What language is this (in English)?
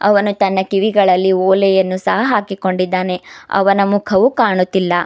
Kannada